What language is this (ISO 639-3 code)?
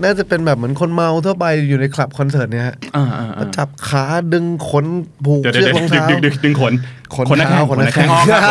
tha